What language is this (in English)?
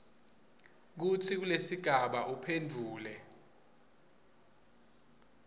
Swati